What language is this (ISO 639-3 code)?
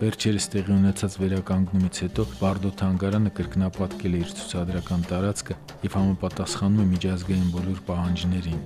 ron